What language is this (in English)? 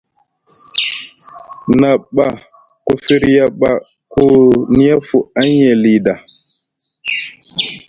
Musgu